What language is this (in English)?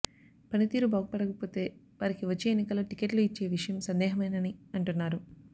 Telugu